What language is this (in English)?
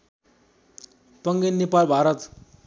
Nepali